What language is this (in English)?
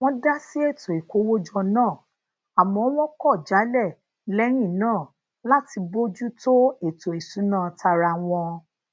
Yoruba